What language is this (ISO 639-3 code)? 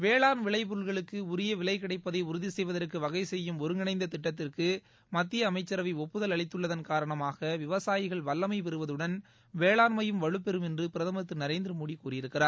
tam